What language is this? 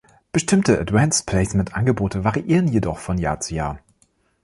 German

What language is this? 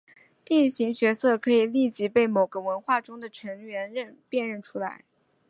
Chinese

